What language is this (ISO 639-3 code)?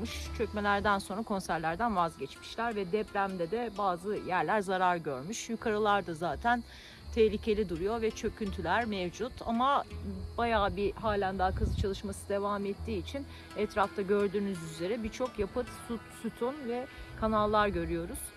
tur